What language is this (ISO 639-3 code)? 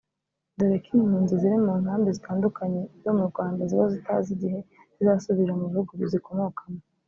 kin